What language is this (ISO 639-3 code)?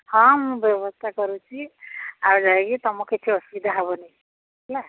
ori